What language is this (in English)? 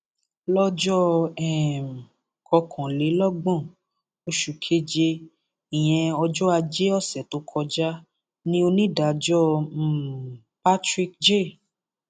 Yoruba